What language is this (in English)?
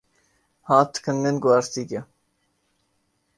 Urdu